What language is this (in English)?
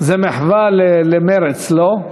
Hebrew